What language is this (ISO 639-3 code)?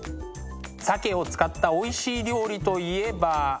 jpn